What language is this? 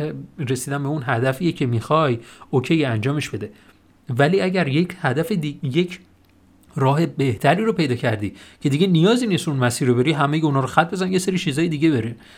Persian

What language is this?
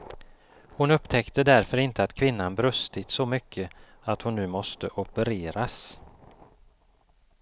Swedish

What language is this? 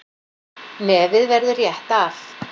Icelandic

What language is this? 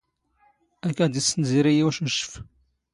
Standard Moroccan Tamazight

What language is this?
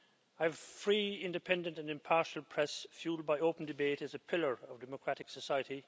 English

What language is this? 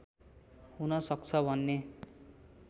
Nepali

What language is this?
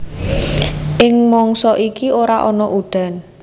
Javanese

